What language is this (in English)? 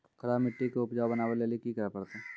Maithili